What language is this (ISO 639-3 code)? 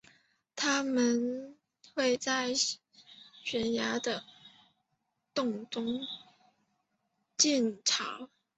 zho